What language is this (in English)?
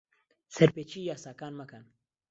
Central Kurdish